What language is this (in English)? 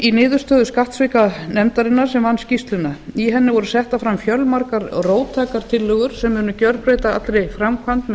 Icelandic